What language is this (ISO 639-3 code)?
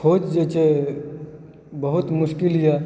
mai